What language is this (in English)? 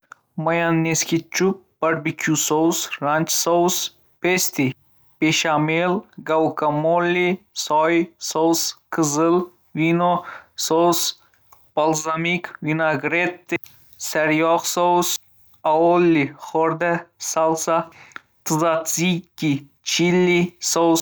Uzbek